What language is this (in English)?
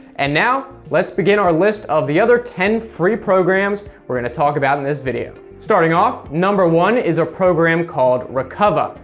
English